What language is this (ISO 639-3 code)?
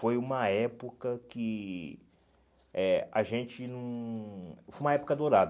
por